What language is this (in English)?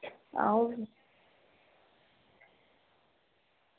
Dogri